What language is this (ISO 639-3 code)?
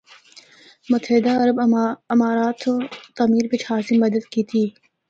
hno